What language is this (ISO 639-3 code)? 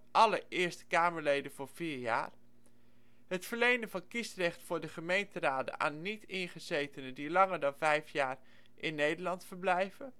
nld